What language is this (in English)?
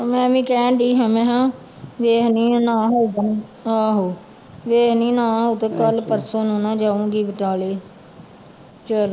Punjabi